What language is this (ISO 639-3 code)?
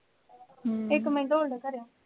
pan